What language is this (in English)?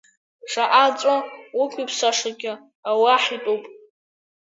Abkhazian